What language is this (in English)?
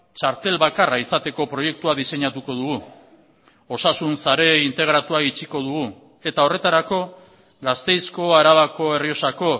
Basque